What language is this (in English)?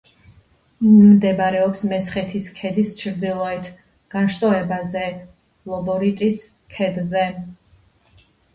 Georgian